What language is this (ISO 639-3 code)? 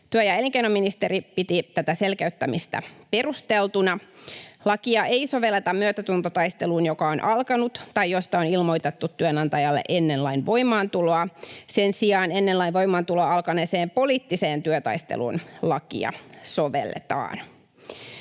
fin